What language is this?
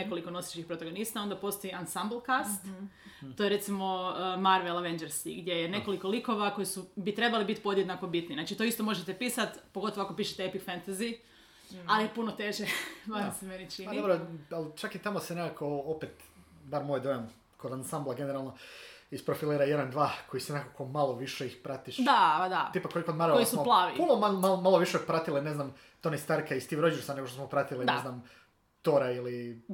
Croatian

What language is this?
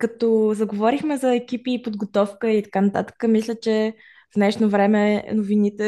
Bulgarian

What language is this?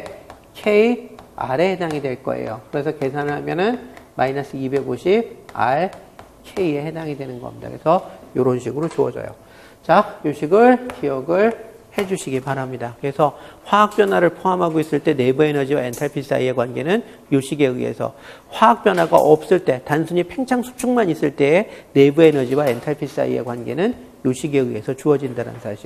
Korean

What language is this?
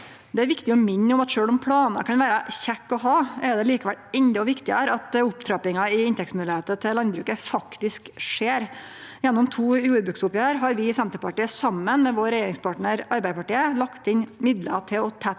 Norwegian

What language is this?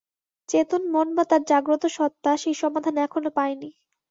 Bangla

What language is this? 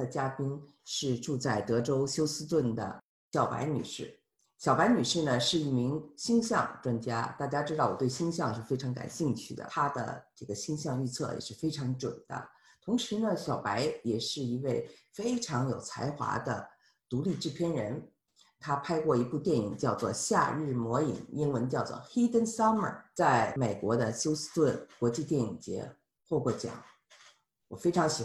Chinese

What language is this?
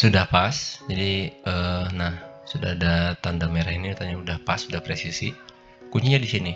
Indonesian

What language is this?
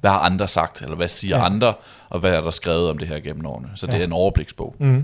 Danish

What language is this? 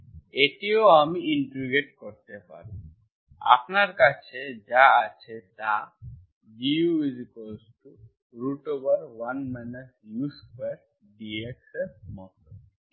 Bangla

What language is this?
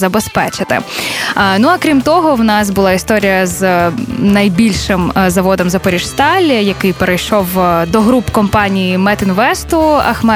Ukrainian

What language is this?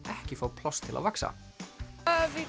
Icelandic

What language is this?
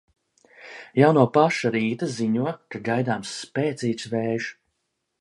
Latvian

